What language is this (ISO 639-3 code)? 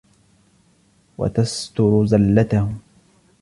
ara